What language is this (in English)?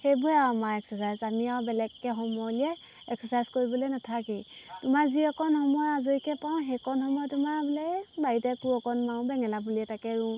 Assamese